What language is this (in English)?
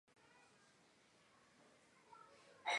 Chinese